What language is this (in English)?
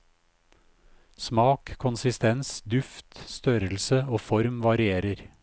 Norwegian